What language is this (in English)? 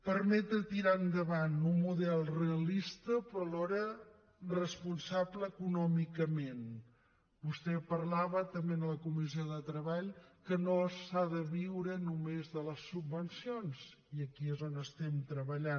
Catalan